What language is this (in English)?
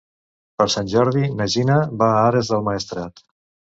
Catalan